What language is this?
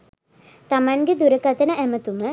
Sinhala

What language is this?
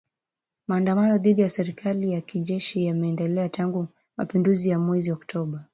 Swahili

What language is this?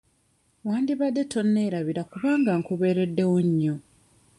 Ganda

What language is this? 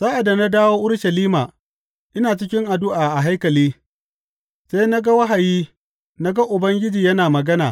Hausa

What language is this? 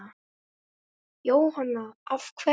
Icelandic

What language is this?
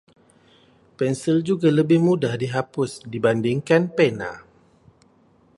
Malay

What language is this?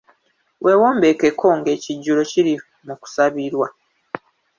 Ganda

